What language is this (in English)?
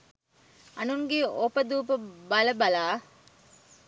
Sinhala